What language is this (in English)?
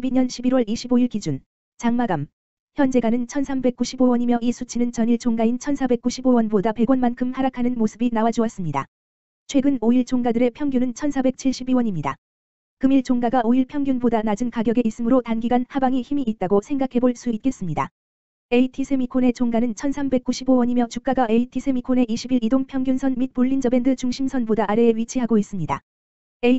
Korean